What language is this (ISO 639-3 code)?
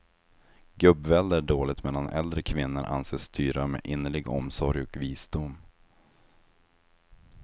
swe